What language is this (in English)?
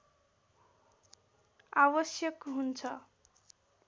Nepali